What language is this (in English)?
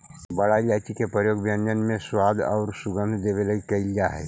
Magahi